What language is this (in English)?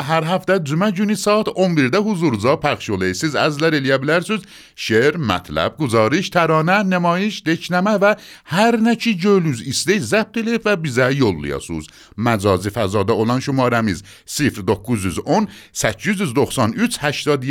Persian